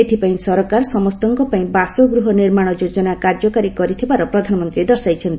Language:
Odia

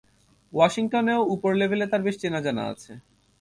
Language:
Bangla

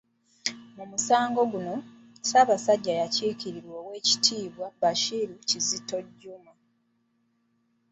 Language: Ganda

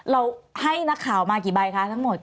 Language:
Thai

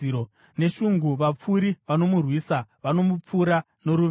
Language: Shona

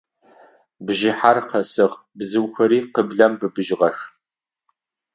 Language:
Adyghe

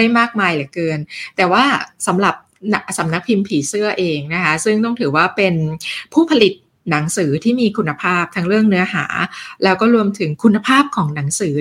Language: Thai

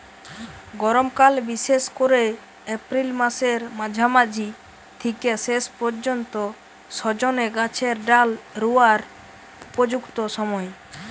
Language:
Bangla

